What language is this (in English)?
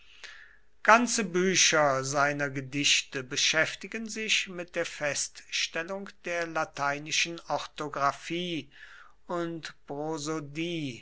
German